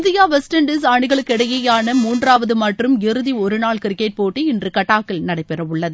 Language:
Tamil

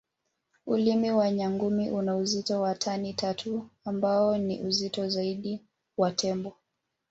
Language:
Swahili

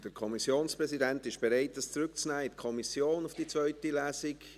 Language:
Swiss German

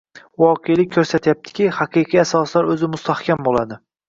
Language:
Uzbek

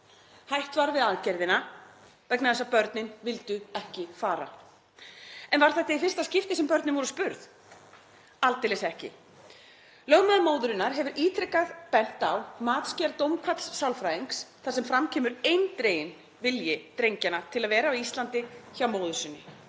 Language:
Icelandic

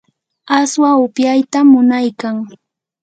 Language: Yanahuanca Pasco Quechua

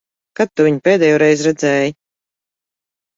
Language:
Latvian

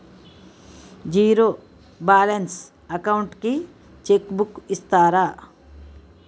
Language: Telugu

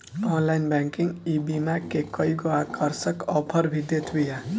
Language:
Bhojpuri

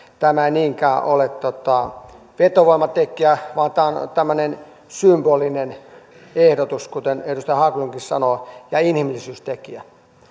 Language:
Finnish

